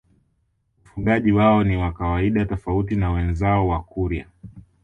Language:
Swahili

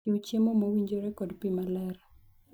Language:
Luo (Kenya and Tanzania)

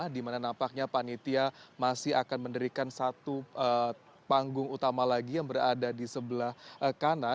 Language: Indonesian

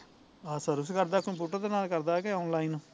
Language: Punjabi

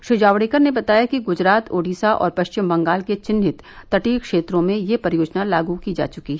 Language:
Hindi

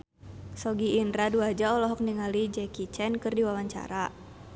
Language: Sundanese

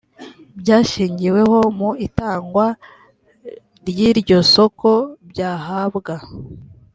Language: Kinyarwanda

